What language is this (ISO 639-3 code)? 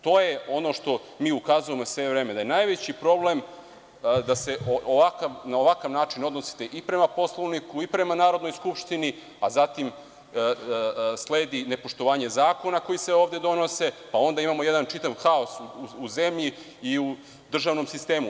srp